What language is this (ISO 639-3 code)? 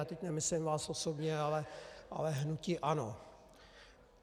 ces